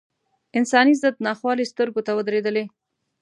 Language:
Pashto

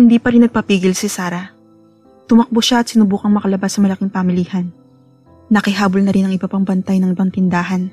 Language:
Filipino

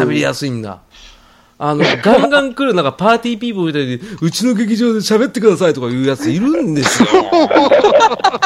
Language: Japanese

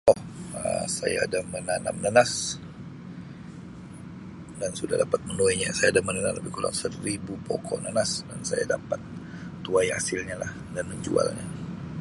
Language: Sabah Malay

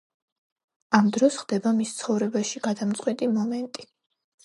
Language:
Georgian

